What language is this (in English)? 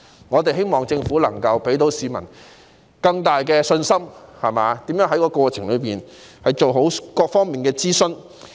Cantonese